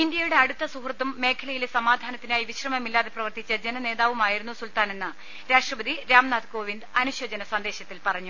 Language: Malayalam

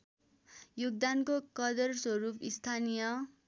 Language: Nepali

